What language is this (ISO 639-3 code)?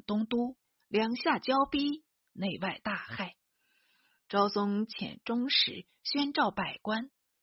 zho